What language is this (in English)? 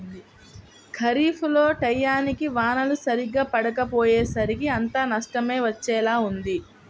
Telugu